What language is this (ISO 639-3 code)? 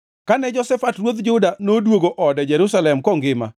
luo